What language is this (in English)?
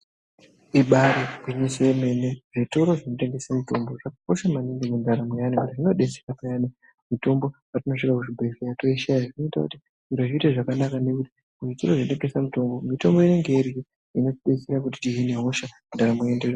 Ndau